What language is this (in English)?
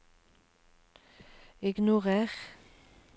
Norwegian